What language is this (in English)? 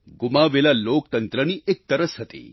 Gujarati